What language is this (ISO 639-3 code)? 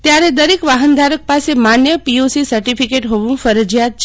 guj